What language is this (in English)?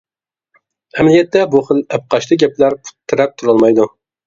Uyghur